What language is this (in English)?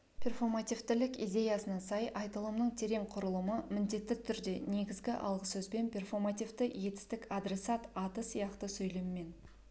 Kazakh